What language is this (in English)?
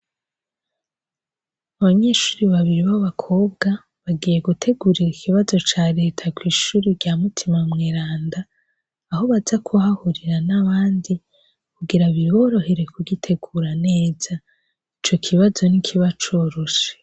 Rundi